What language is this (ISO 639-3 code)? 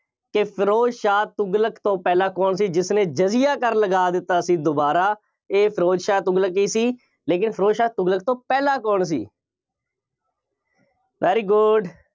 pan